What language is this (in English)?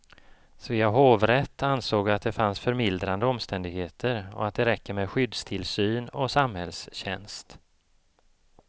Swedish